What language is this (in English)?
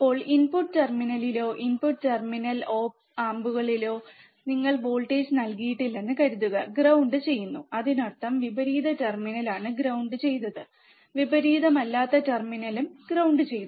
Malayalam